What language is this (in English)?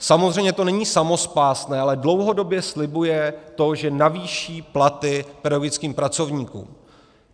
Czech